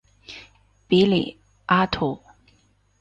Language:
Chinese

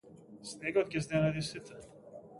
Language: Macedonian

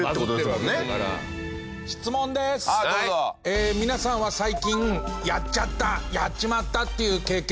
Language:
Japanese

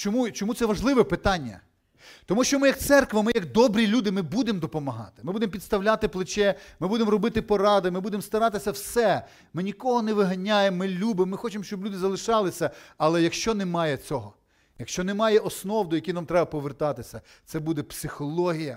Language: Ukrainian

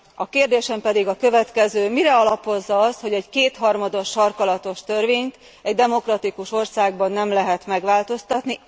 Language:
Hungarian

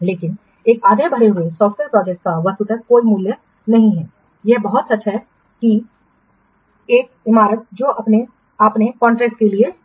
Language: Hindi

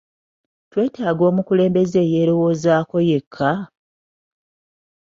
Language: Ganda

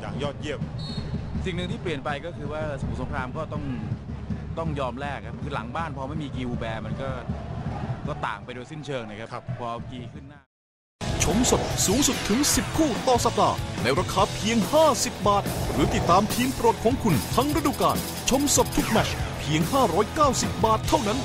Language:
Thai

